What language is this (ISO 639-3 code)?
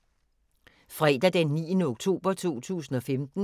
dan